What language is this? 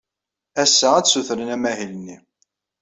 Kabyle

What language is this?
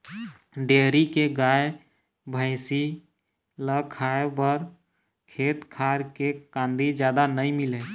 Chhattisgarhi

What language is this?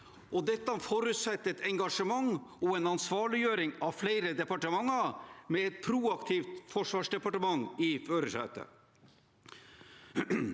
Norwegian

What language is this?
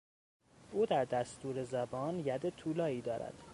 Persian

